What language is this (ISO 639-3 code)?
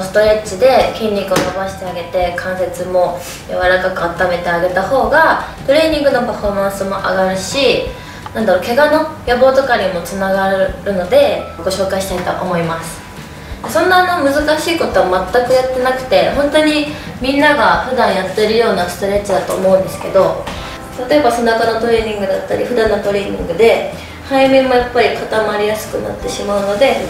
jpn